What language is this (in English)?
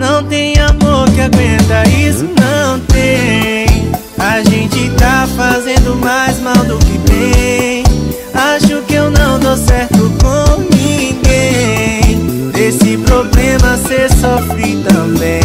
Portuguese